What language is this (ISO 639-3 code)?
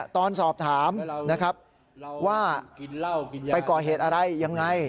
tha